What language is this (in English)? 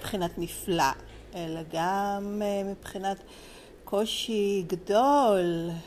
Hebrew